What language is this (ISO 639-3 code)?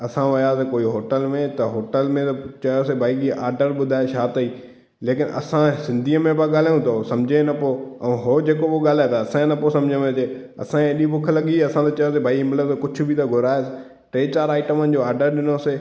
snd